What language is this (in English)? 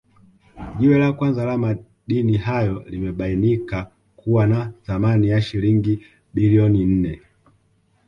Swahili